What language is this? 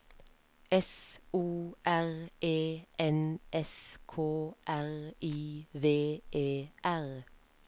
Norwegian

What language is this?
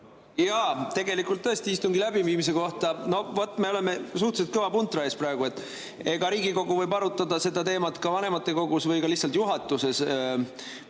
Estonian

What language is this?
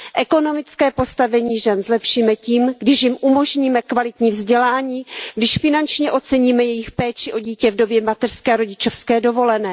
Czech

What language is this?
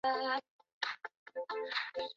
Chinese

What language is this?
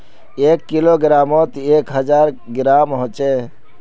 Magahi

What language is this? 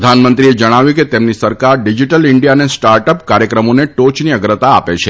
Gujarati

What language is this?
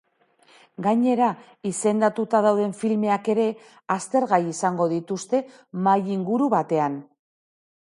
Basque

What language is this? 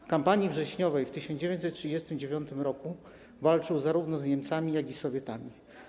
Polish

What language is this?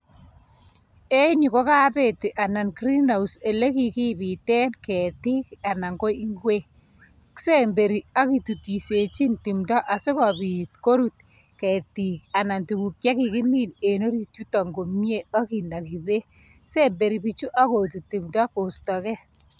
Kalenjin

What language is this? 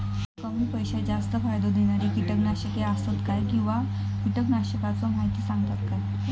Marathi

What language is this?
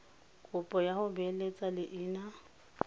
Tswana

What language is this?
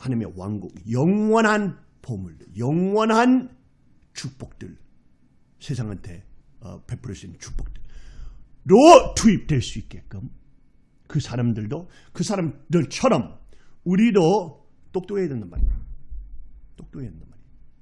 Korean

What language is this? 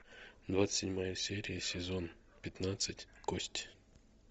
Russian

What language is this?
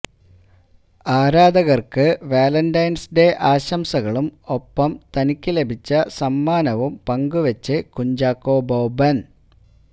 Malayalam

